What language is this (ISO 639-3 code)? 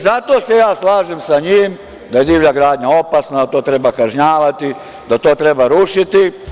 srp